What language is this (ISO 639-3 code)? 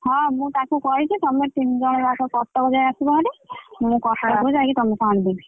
ori